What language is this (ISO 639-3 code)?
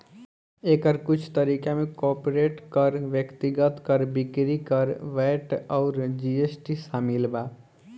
bho